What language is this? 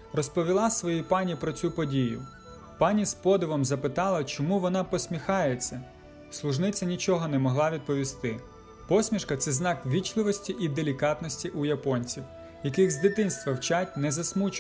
Ukrainian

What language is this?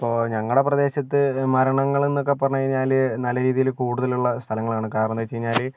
Malayalam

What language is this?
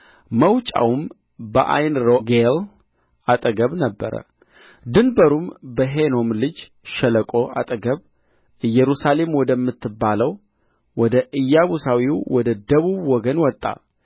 Amharic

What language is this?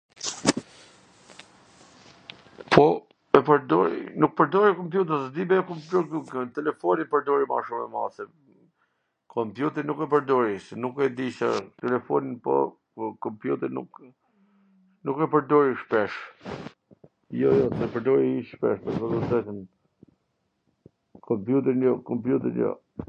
Gheg Albanian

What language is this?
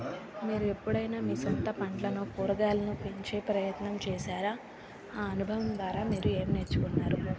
Telugu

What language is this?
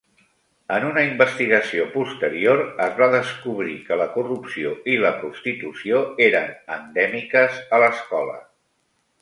Catalan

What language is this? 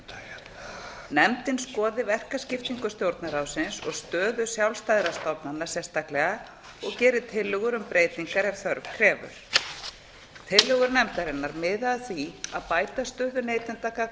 Icelandic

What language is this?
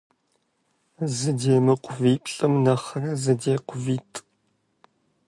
Kabardian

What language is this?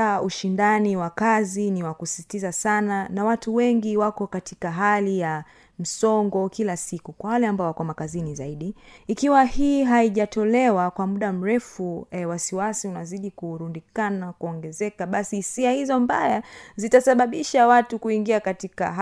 Swahili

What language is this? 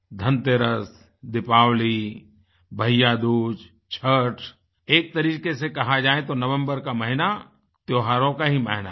Hindi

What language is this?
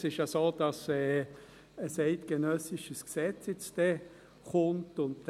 Swiss German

